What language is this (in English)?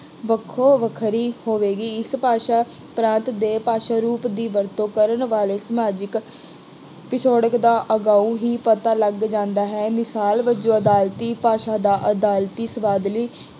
Punjabi